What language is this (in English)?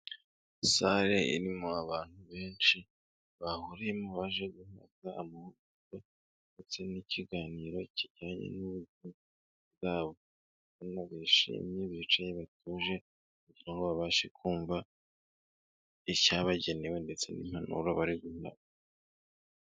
Kinyarwanda